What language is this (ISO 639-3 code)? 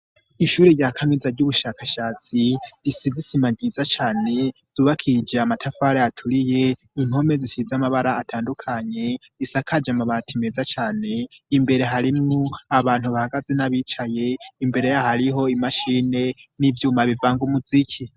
run